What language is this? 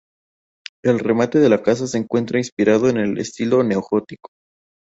Spanish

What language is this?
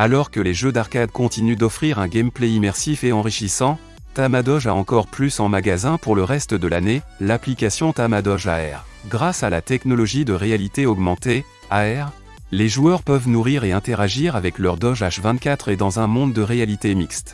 French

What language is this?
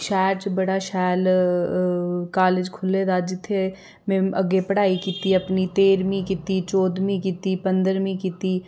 Dogri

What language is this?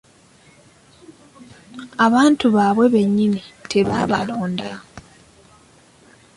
Ganda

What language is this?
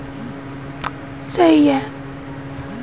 Hindi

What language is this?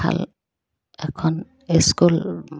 Assamese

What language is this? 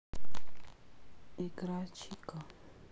Russian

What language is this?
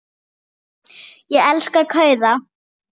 Icelandic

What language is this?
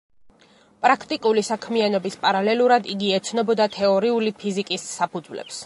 Georgian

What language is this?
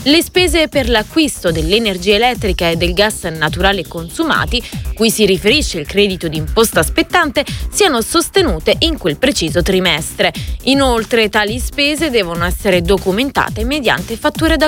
Italian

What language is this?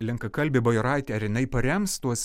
Lithuanian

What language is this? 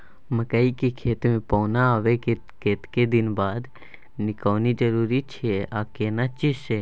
Maithili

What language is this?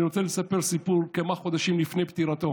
Hebrew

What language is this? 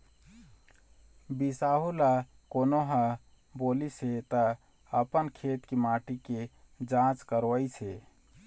Chhattisgarhi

